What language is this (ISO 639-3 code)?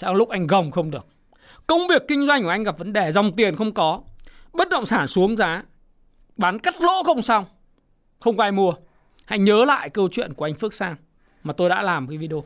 vie